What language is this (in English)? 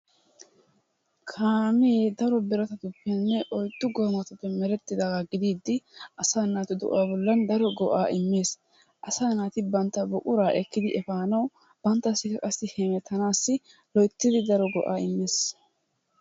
Wolaytta